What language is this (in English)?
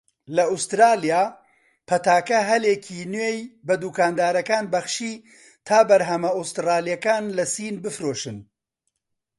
Central Kurdish